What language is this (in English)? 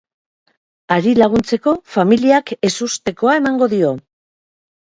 Basque